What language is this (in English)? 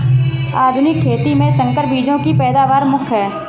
Hindi